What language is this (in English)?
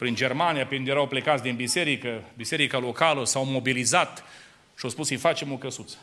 Romanian